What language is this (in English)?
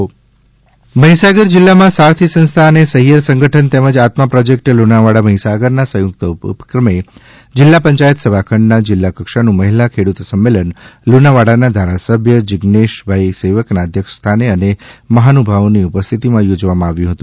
Gujarati